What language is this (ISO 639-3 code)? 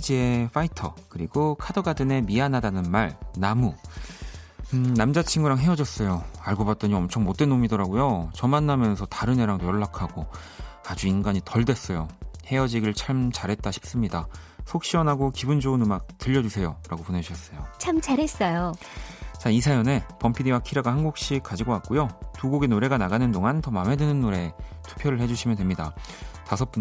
kor